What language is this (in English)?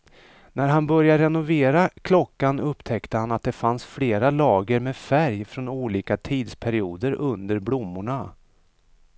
Swedish